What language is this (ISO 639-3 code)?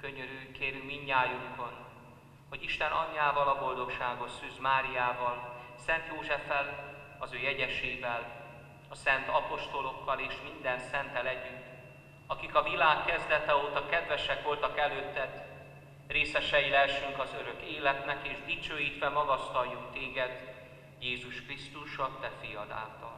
hun